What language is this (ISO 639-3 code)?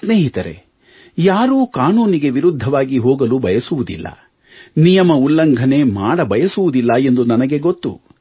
kan